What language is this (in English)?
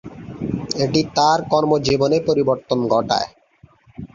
Bangla